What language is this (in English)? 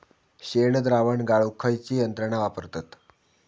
Marathi